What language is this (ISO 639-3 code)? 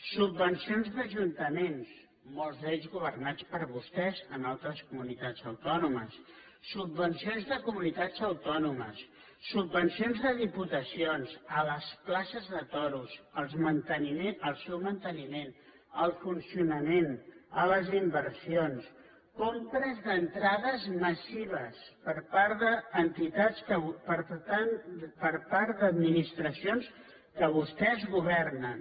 cat